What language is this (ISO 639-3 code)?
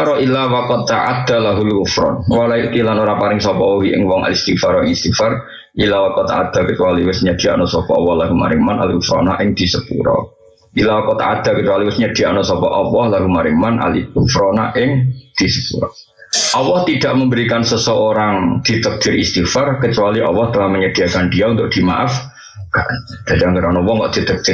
ind